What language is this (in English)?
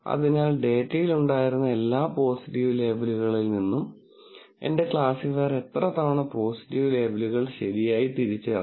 Malayalam